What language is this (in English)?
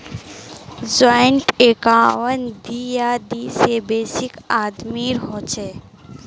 Magahi